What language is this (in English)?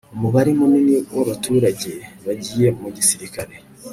Kinyarwanda